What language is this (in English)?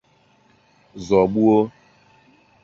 Igbo